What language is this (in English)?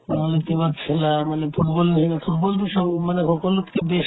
Assamese